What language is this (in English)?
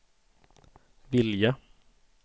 Swedish